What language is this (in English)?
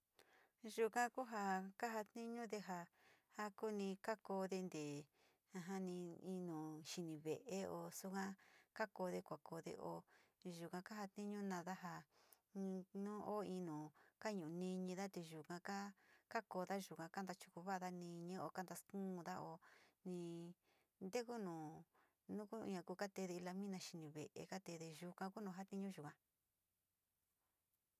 Sinicahua Mixtec